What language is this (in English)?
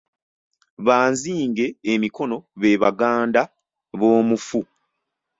Ganda